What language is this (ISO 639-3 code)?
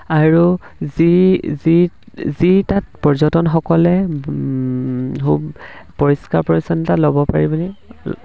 asm